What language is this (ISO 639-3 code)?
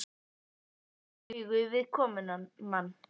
isl